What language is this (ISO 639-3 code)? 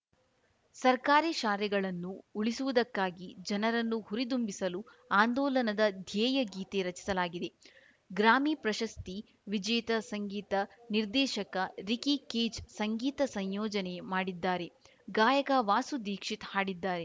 kan